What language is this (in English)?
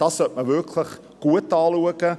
Swiss German